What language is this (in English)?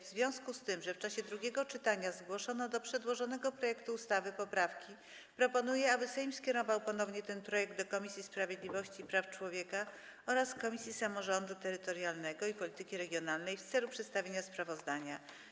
Polish